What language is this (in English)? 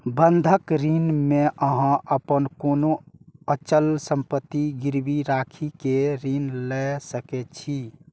Maithili